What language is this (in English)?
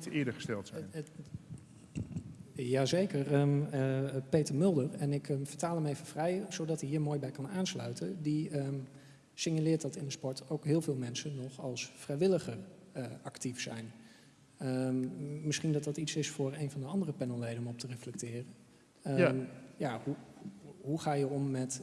Dutch